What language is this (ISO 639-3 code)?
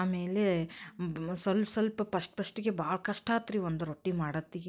kan